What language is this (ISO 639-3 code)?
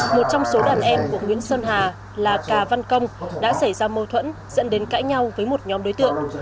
vie